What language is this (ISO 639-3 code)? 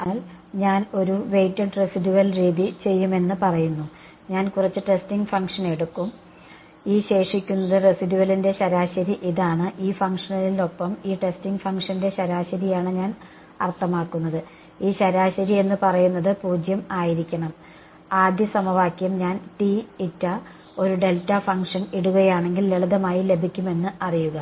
mal